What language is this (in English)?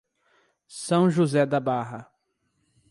Portuguese